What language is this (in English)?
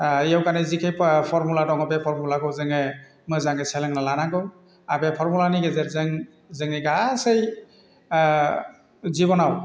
Bodo